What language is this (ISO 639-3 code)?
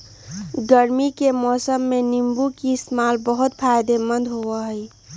mag